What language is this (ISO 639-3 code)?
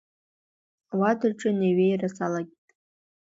abk